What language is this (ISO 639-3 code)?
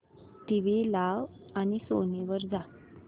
mar